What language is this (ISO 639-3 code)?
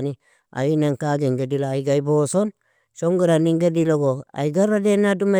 fia